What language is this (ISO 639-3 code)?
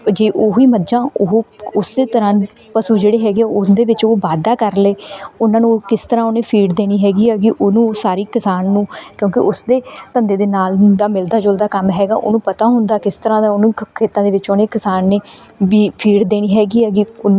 pan